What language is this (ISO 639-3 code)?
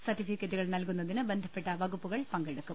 mal